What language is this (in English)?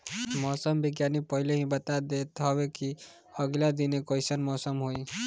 Bhojpuri